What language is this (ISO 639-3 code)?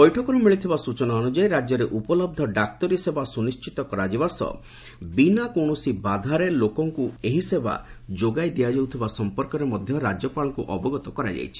ori